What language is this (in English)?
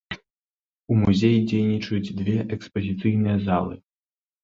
Belarusian